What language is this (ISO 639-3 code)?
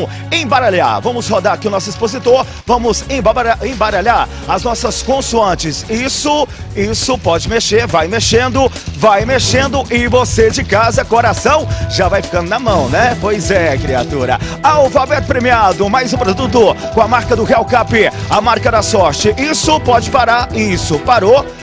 por